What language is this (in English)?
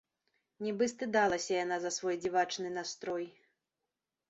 Belarusian